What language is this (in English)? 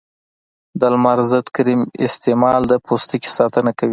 Pashto